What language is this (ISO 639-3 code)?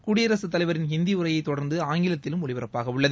tam